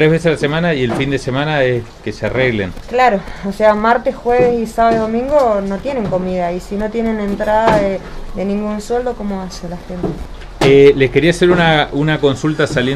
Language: Spanish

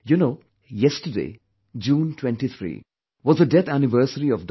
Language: English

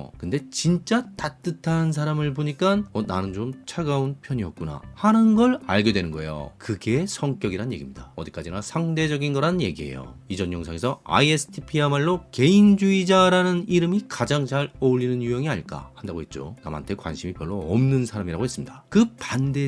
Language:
Korean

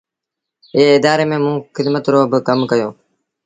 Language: Sindhi Bhil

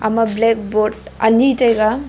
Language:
Wancho Naga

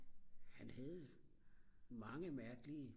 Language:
Danish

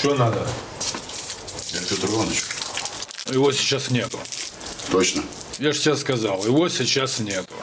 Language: Russian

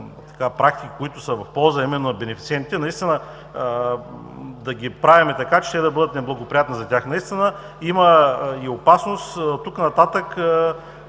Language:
Bulgarian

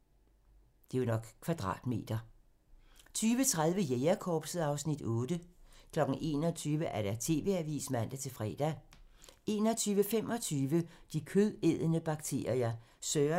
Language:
Danish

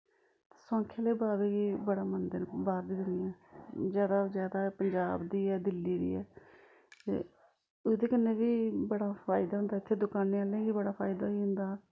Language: Dogri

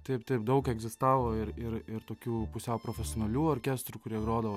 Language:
Lithuanian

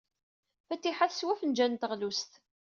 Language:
Kabyle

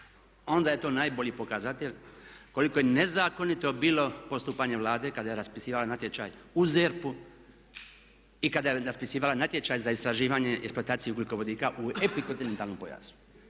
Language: Croatian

